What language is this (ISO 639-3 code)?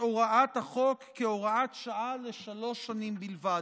heb